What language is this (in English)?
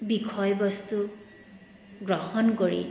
Assamese